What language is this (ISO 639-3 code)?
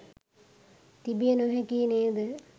sin